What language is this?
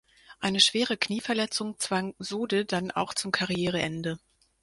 German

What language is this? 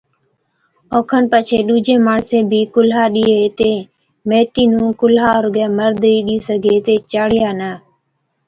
Od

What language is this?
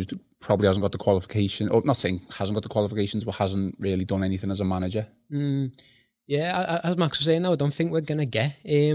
English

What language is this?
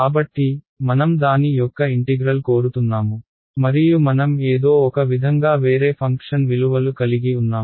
Telugu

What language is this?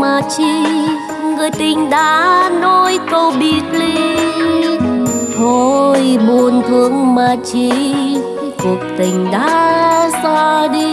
Vietnamese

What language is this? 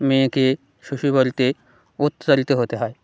Bangla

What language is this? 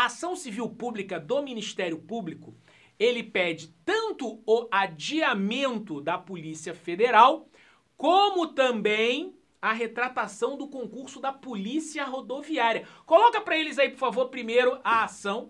Portuguese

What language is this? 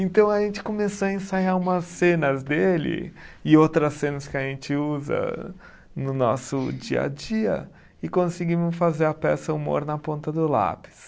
Portuguese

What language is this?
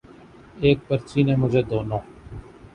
Urdu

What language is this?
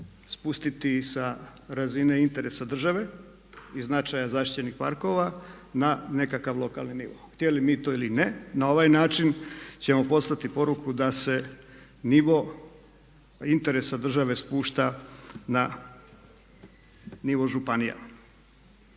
Croatian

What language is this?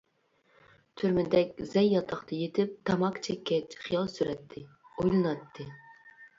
Uyghur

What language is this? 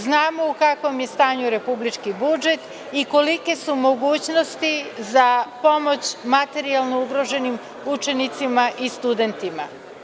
Serbian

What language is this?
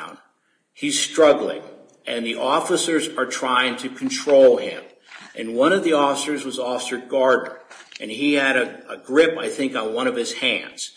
English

